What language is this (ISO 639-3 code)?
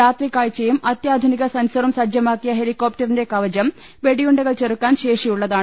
mal